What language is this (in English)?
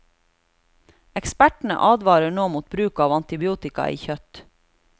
Norwegian